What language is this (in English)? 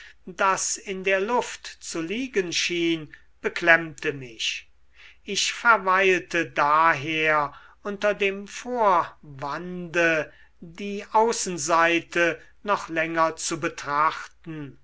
German